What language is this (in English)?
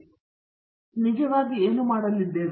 Kannada